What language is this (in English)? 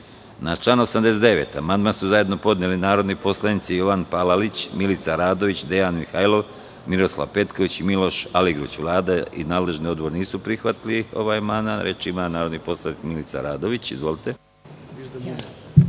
Serbian